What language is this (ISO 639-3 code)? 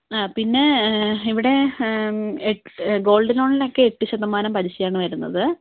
mal